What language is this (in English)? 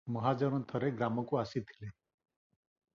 Odia